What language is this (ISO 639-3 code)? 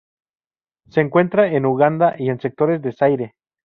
spa